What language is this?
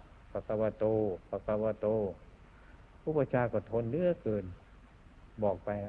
Thai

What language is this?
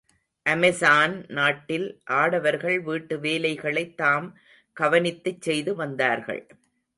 Tamil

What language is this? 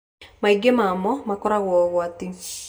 Kikuyu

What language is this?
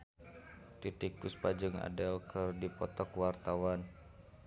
Sundanese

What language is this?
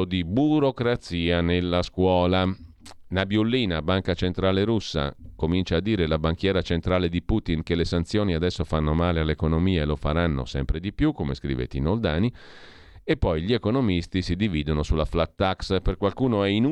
Italian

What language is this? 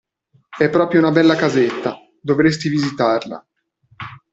Italian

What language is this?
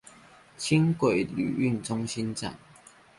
Chinese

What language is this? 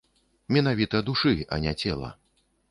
Belarusian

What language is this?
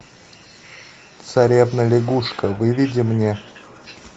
Russian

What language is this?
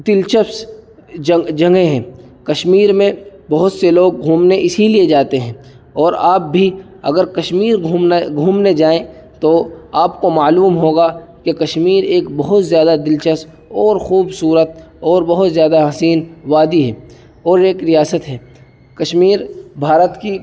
Urdu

